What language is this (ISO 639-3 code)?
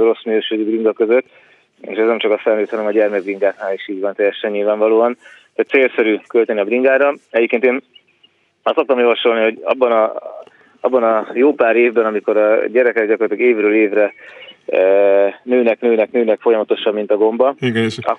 hun